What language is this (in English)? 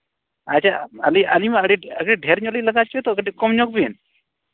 Santali